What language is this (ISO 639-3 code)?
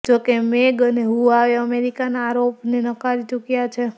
guj